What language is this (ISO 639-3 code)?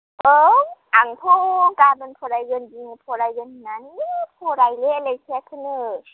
brx